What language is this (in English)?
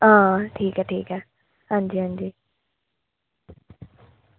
Dogri